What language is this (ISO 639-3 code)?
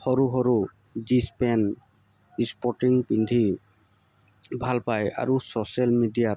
asm